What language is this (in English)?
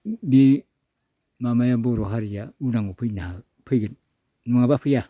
Bodo